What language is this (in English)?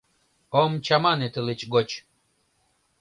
Mari